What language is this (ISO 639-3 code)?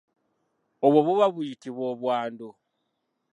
lug